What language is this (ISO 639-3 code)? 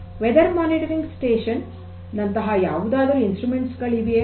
kan